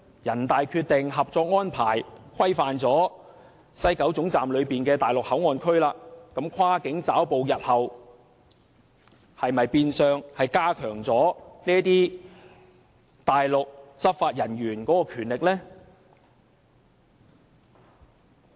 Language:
Cantonese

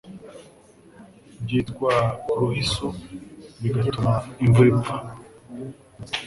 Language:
Kinyarwanda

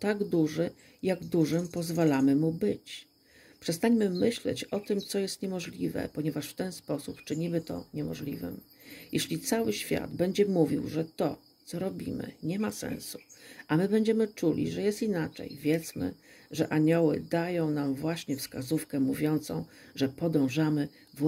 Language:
Polish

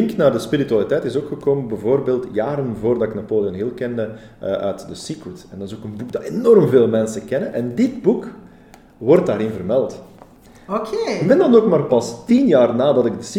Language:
Dutch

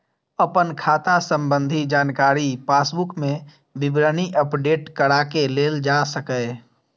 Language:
Maithili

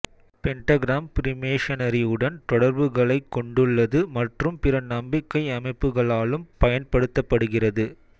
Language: Tamil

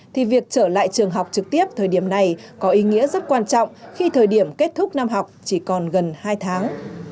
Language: Vietnamese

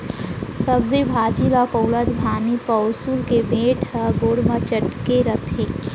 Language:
Chhattisgarhi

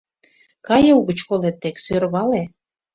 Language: Mari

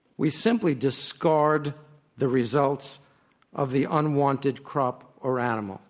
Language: English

